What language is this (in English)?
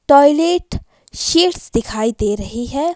Hindi